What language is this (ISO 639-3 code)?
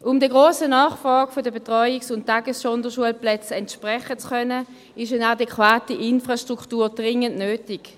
gsw